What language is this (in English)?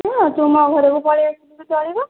Odia